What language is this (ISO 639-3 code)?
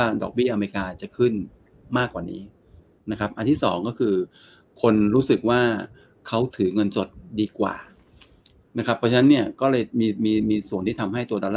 tha